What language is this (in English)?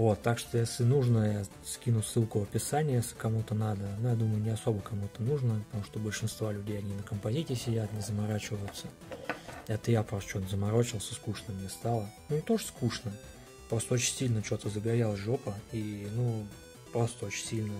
Russian